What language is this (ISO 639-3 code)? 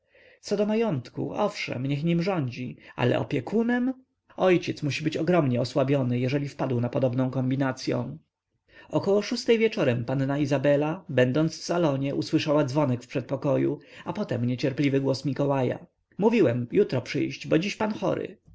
pol